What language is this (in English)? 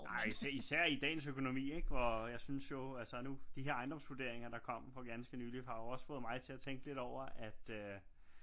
Danish